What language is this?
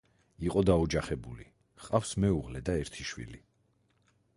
Georgian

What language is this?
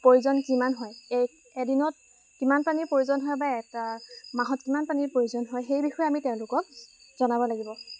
Assamese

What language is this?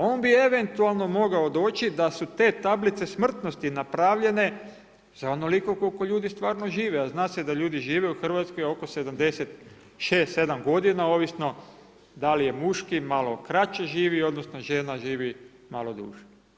Croatian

